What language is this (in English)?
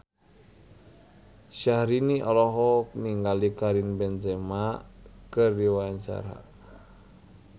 Sundanese